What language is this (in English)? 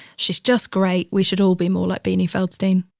English